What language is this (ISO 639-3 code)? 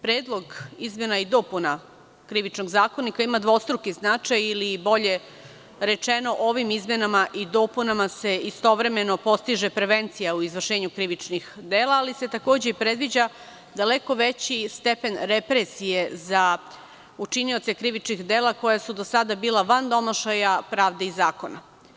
srp